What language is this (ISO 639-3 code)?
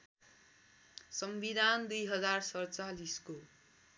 nep